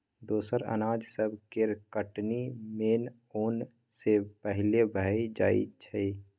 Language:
Maithili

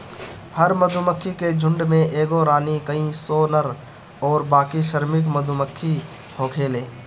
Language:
Bhojpuri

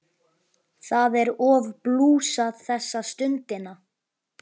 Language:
Icelandic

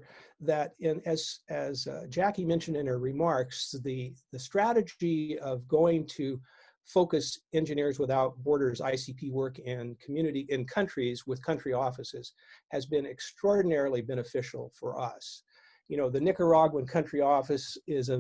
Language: English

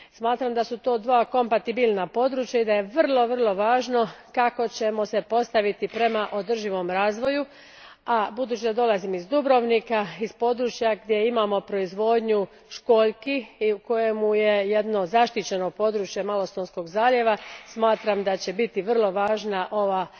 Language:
Croatian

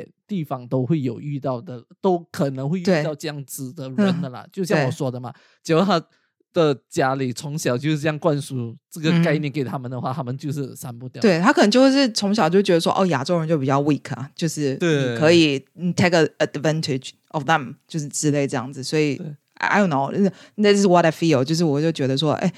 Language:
Chinese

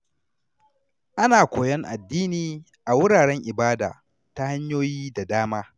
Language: Hausa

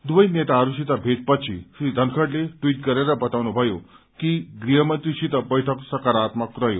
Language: Nepali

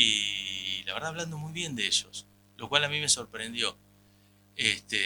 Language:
Spanish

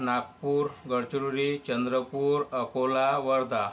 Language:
Marathi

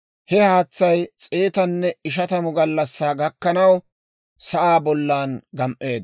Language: Dawro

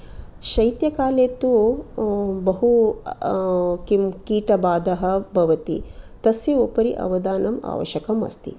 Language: Sanskrit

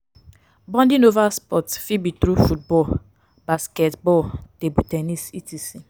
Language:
Nigerian Pidgin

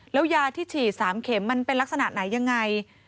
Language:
Thai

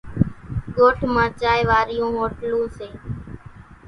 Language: Kachi Koli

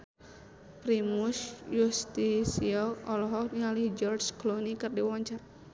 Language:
Sundanese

